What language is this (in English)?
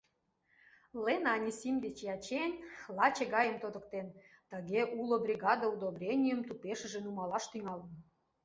Mari